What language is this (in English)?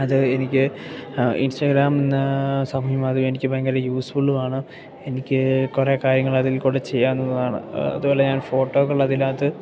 Malayalam